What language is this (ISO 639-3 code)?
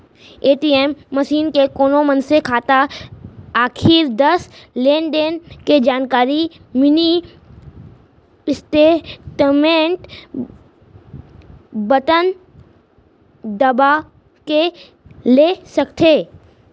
hne